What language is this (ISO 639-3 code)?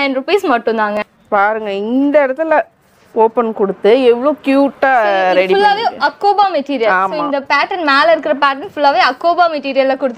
tam